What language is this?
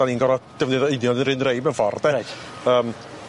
Welsh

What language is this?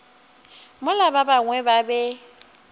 Northern Sotho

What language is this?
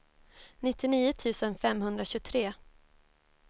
Swedish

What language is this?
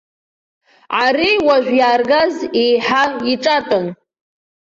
Abkhazian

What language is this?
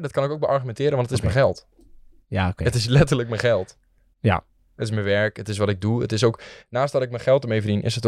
Dutch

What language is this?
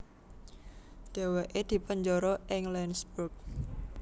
Javanese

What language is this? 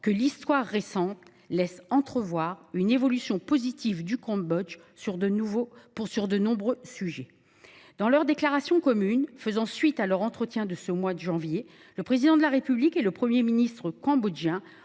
French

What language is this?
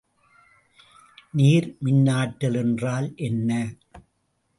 Tamil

